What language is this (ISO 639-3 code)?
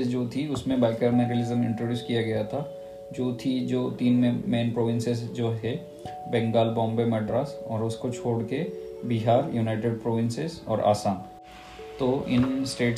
hin